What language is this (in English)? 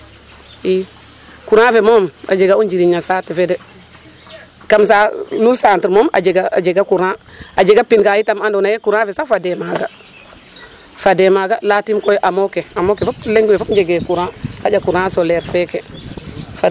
Serer